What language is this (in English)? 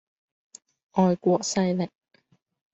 Cantonese